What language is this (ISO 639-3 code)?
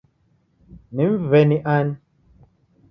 dav